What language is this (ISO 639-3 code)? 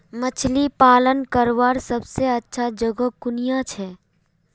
mag